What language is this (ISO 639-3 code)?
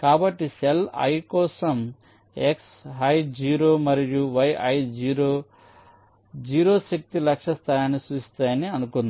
tel